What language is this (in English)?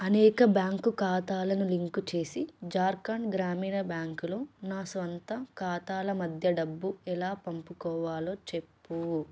Telugu